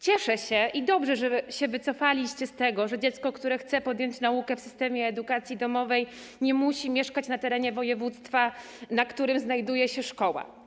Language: Polish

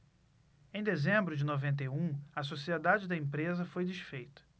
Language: Portuguese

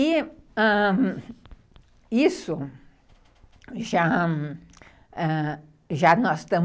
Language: Portuguese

